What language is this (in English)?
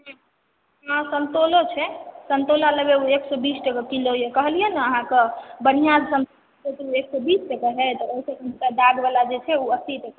Maithili